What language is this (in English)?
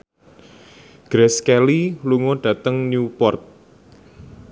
Javanese